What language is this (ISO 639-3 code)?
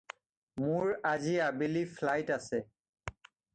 asm